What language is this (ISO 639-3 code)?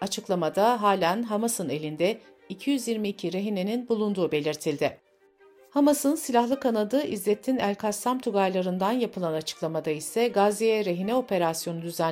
tur